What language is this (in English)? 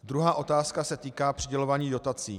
Czech